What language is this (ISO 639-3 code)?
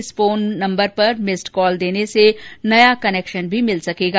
hin